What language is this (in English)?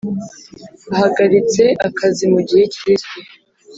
Kinyarwanda